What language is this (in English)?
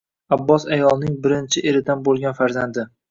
Uzbek